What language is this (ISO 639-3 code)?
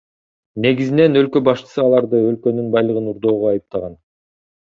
kir